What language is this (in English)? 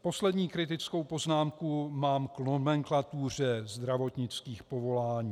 Czech